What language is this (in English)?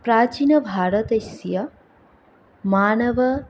Sanskrit